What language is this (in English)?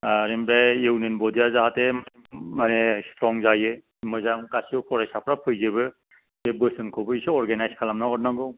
Bodo